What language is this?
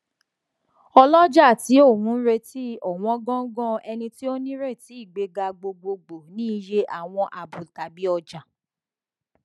Yoruba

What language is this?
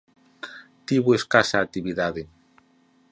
Galician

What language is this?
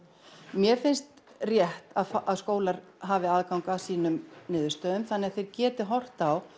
Icelandic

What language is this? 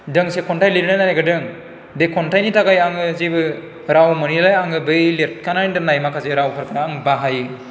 Bodo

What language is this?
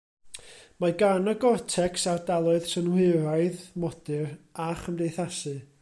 Welsh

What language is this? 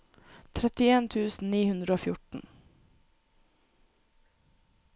Norwegian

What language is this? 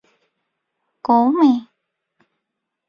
Turkmen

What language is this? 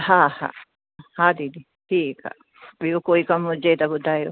Sindhi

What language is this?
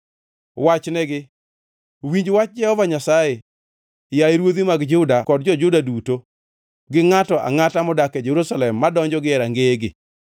Luo (Kenya and Tanzania)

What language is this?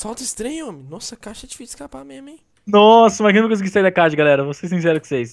Portuguese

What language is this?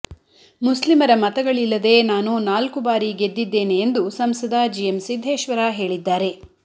Kannada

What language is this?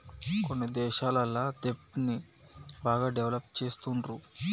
Telugu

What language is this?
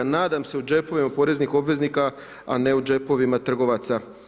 Croatian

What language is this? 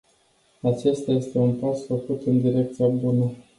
Romanian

